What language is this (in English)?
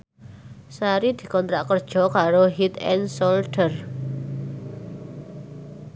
Javanese